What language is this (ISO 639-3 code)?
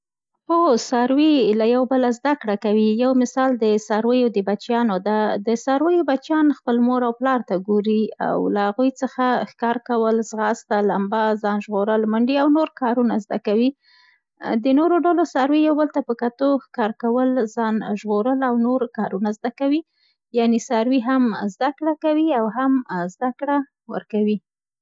pst